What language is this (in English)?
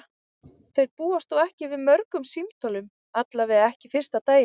Icelandic